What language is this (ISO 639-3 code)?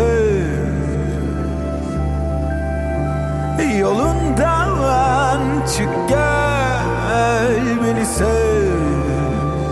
fas